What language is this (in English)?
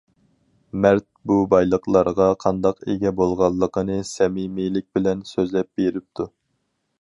Uyghur